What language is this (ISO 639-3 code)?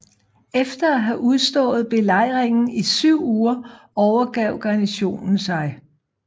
dan